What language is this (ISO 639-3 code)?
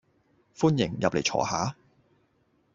yue